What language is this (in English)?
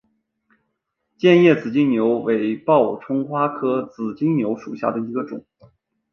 Chinese